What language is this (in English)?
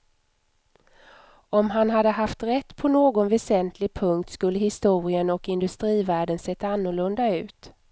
Swedish